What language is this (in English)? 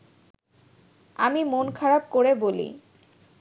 Bangla